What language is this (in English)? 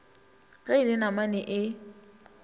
Northern Sotho